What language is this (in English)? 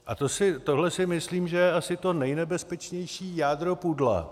Czech